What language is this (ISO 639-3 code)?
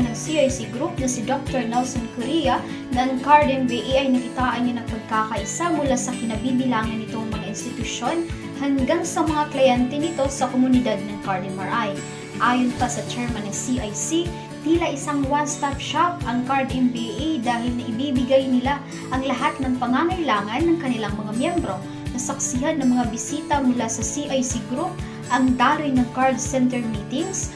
fil